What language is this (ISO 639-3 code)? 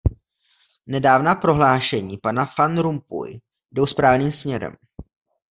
ces